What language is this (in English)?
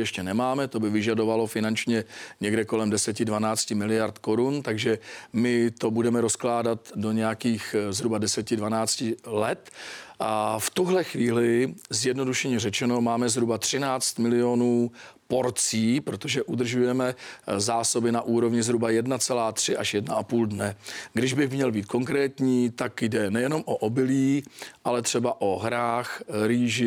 Czech